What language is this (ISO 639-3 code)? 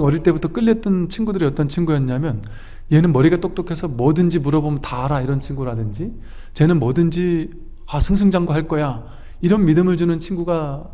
kor